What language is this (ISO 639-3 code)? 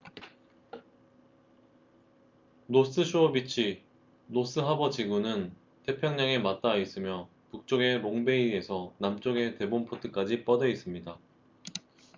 kor